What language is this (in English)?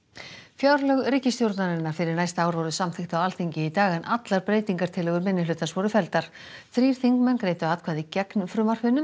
Icelandic